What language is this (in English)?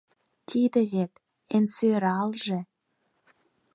Mari